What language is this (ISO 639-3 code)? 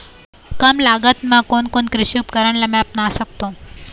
hne